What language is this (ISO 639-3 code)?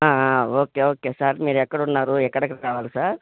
tel